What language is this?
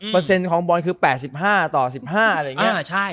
Thai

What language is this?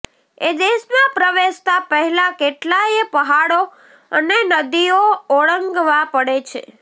Gujarati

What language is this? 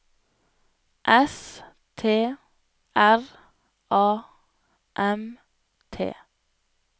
Norwegian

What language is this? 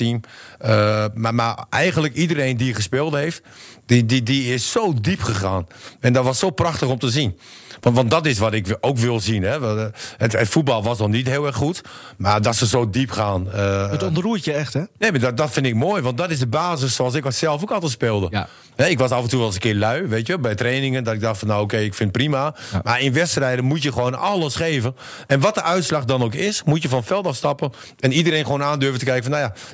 Dutch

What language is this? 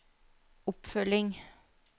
Norwegian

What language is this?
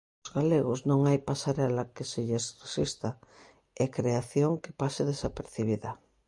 Galician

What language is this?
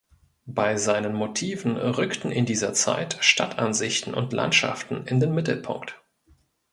German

